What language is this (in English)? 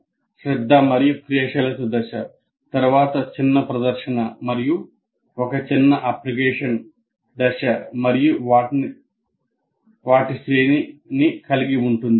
Telugu